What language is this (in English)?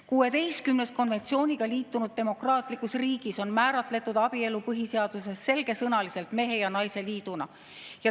Estonian